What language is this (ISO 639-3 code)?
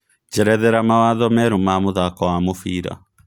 kik